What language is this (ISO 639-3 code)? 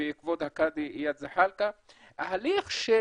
heb